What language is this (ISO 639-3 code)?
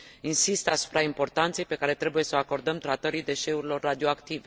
ron